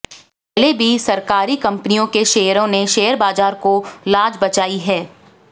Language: Hindi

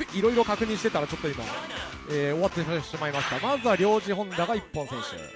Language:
Japanese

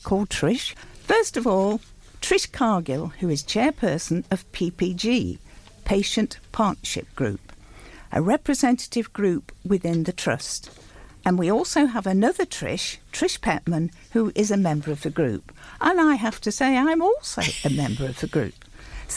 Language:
English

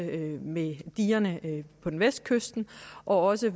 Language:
Danish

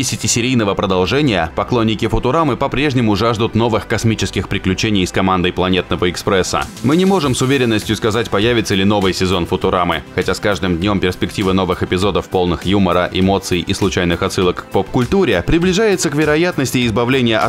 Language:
Russian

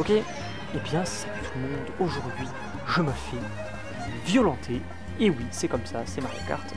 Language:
French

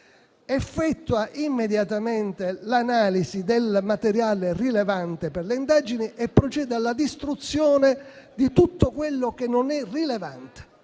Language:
Italian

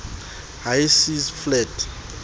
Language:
Southern Sotho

